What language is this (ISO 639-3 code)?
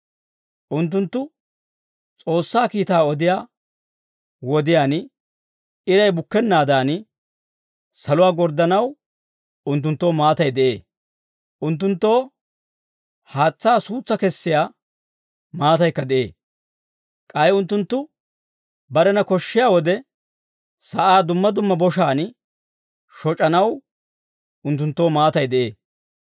dwr